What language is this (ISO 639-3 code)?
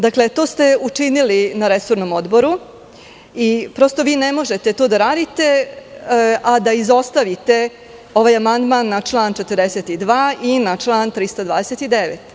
srp